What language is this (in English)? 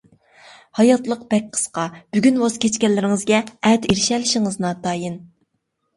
Uyghur